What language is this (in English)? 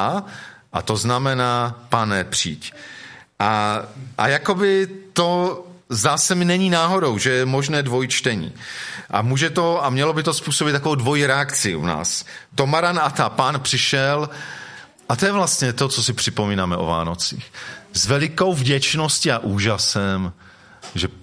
Czech